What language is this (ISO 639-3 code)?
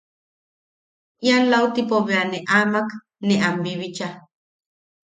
yaq